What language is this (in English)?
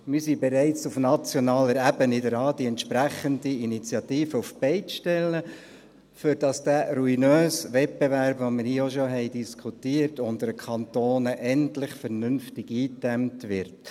Swiss German